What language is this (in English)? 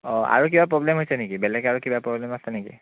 Assamese